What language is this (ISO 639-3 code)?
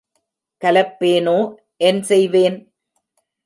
tam